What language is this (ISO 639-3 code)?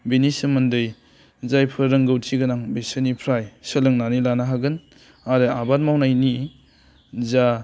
brx